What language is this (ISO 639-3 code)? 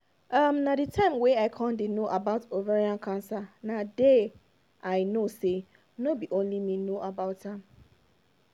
pcm